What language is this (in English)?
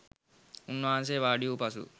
Sinhala